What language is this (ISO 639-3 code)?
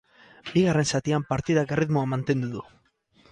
eus